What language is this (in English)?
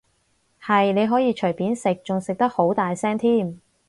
Cantonese